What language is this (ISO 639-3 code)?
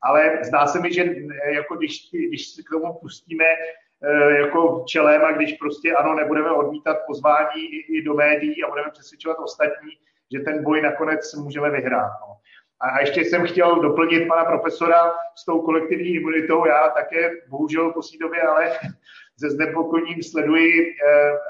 ces